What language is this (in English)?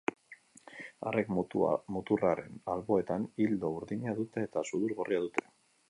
Basque